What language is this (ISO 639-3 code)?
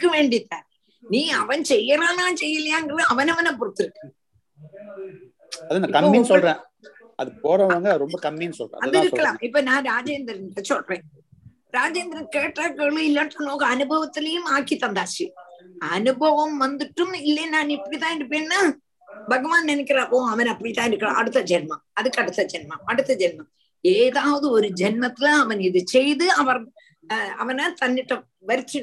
tam